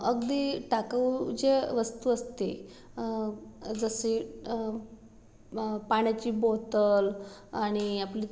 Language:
Marathi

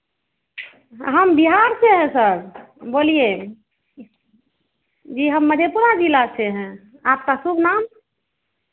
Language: Hindi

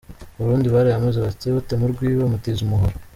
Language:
Kinyarwanda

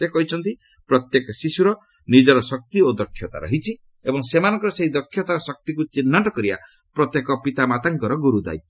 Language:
Odia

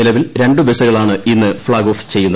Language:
Malayalam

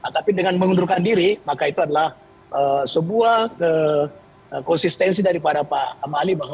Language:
Indonesian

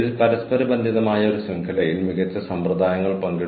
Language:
Malayalam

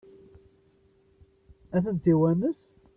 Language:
Kabyle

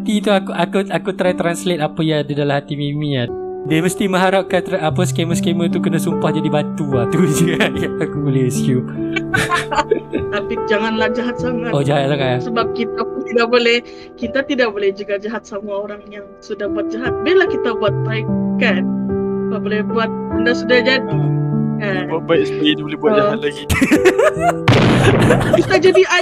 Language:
Malay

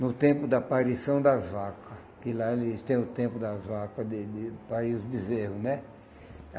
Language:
Portuguese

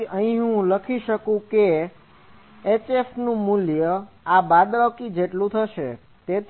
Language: Gujarati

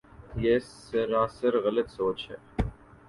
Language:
Urdu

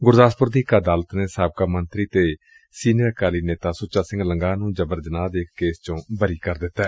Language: Punjabi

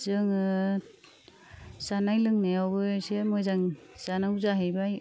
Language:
Bodo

